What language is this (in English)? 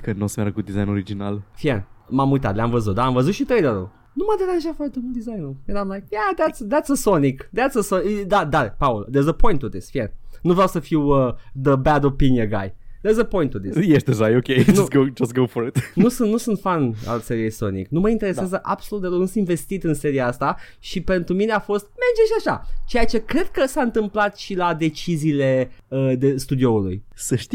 Romanian